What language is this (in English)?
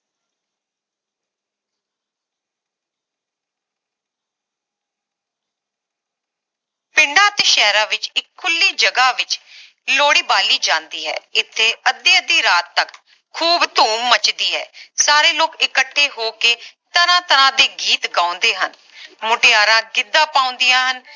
Punjabi